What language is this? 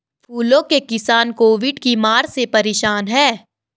Hindi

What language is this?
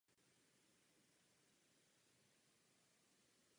Czech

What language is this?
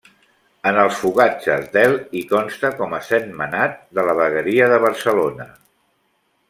Catalan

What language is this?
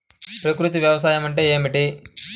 Telugu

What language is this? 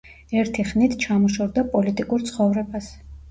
Georgian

